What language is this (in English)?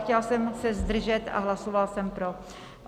Czech